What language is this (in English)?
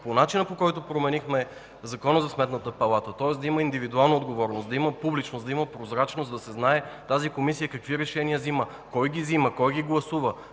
Bulgarian